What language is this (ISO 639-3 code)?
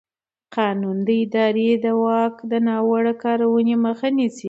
pus